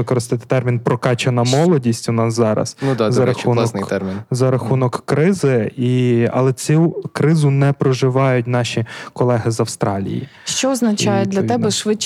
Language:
Ukrainian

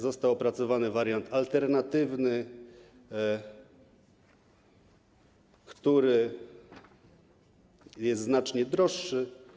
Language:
Polish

